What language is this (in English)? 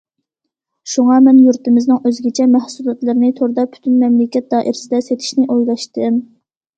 Uyghur